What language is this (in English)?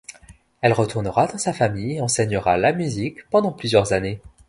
French